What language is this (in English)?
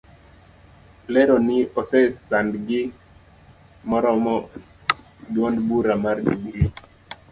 Luo (Kenya and Tanzania)